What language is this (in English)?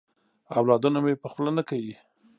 Pashto